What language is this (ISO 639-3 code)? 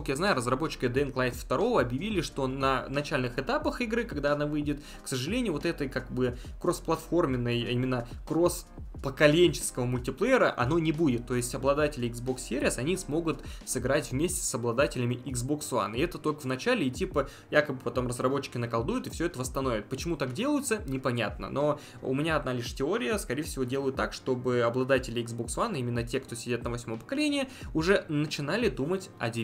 rus